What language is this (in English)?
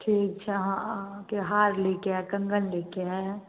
Maithili